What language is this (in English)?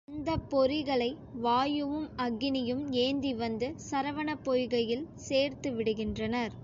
Tamil